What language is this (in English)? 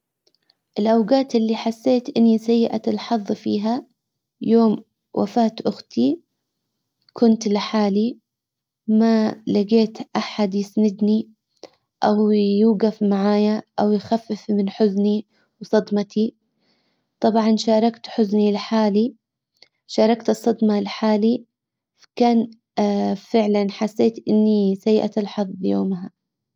Hijazi Arabic